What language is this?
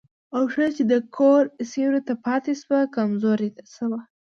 Pashto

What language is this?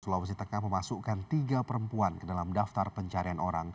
Indonesian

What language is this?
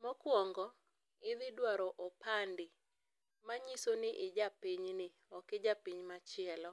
Luo (Kenya and Tanzania)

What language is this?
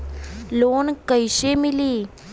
Bhojpuri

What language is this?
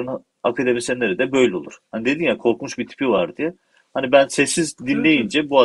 Turkish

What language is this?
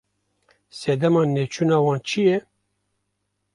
Kurdish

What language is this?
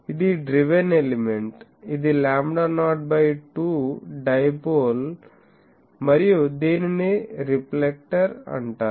Telugu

